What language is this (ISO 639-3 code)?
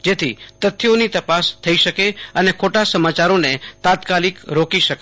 guj